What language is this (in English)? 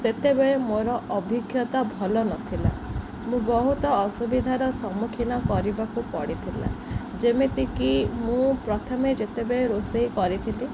Odia